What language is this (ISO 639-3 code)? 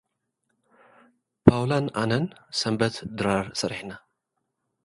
tir